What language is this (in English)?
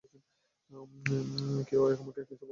Bangla